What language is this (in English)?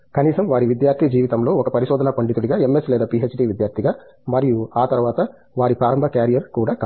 Telugu